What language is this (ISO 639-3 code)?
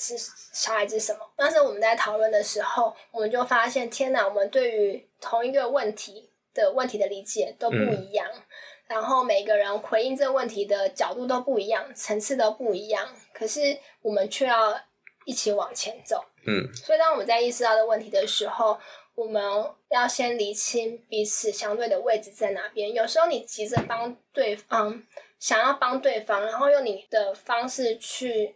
zho